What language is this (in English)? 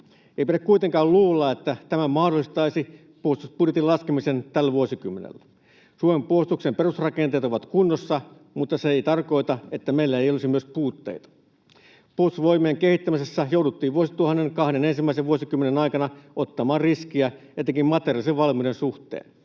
Finnish